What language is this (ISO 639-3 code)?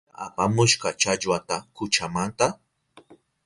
qup